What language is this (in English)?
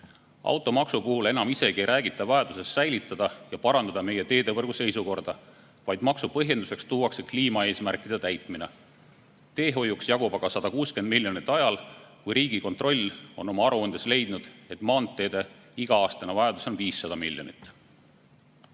Estonian